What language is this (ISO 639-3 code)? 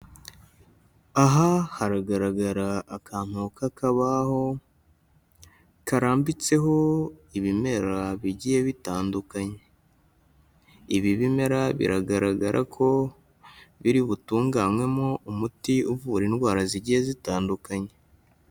kin